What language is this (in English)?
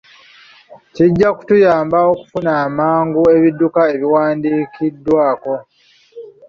Ganda